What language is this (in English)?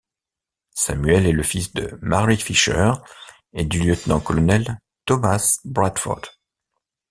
French